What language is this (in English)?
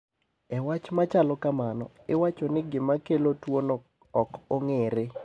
Luo (Kenya and Tanzania)